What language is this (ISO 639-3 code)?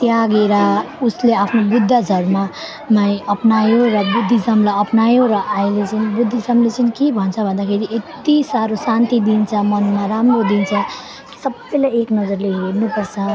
nep